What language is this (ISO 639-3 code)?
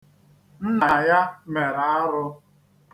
ibo